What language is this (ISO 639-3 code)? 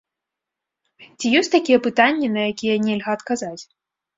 bel